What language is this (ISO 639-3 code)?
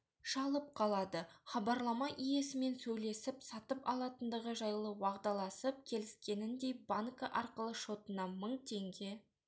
kaz